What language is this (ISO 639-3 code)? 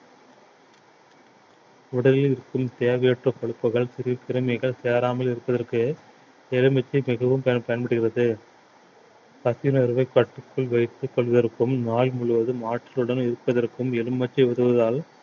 tam